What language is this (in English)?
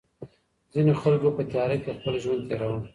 Pashto